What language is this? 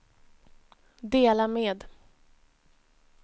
Swedish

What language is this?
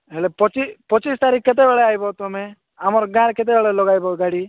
Odia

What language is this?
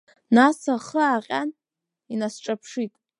Abkhazian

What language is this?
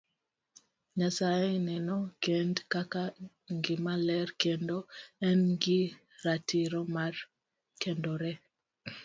Luo (Kenya and Tanzania)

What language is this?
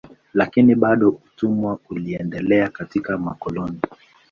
Swahili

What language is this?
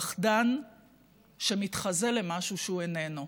Hebrew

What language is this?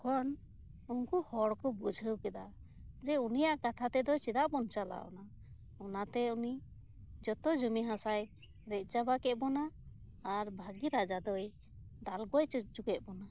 Santali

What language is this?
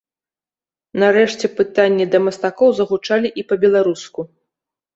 Belarusian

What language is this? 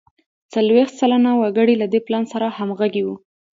Pashto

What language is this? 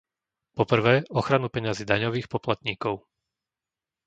Slovak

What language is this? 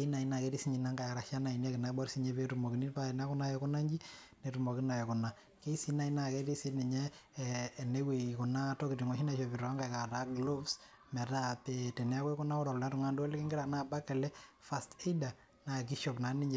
Masai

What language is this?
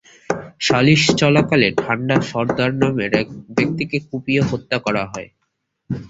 Bangla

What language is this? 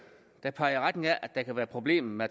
Danish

